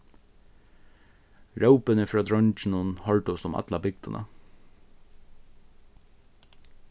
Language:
Faroese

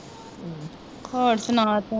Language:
Punjabi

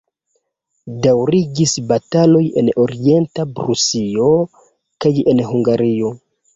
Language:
Esperanto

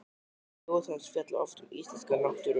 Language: Icelandic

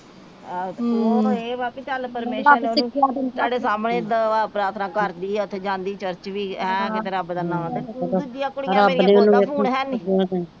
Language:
Punjabi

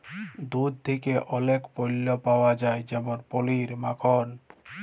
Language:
Bangla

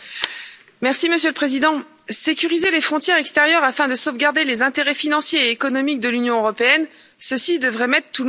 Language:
French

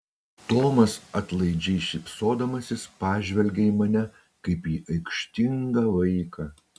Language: Lithuanian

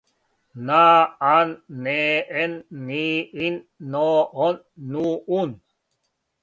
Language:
Serbian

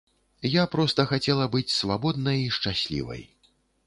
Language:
Belarusian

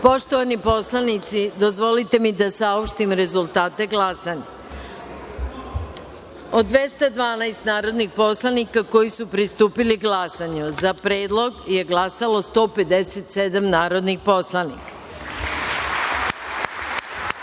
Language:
Serbian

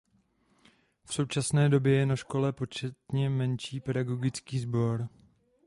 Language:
Czech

